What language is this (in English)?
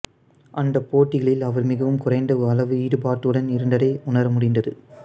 Tamil